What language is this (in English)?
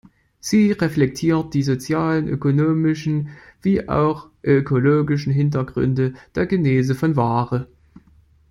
German